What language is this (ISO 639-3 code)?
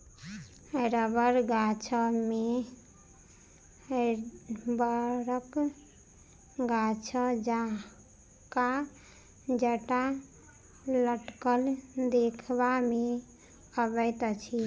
mai